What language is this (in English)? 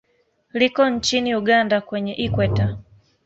Swahili